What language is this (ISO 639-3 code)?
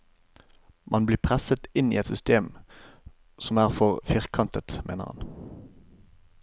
nor